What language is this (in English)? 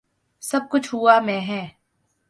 Urdu